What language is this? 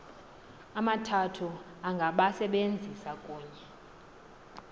Xhosa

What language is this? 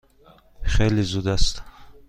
Persian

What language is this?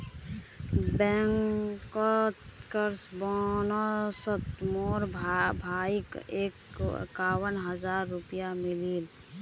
Magahi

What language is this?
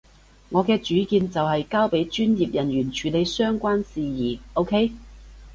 Cantonese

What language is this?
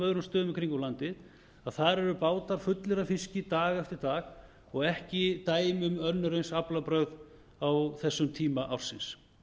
Icelandic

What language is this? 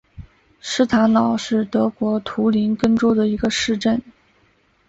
Chinese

